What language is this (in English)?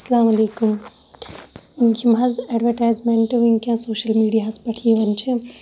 Kashmiri